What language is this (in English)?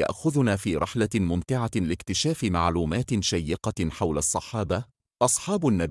Arabic